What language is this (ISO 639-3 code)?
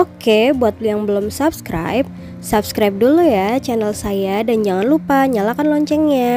ind